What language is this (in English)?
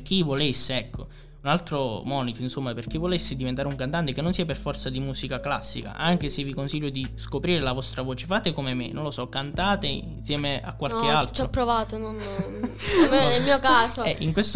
Italian